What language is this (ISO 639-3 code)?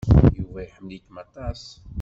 kab